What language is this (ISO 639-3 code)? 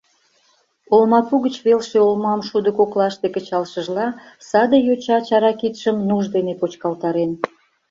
chm